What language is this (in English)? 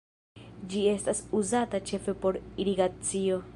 Esperanto